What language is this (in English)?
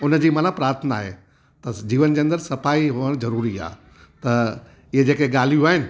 Sindhi